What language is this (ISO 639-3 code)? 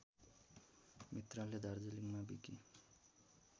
nep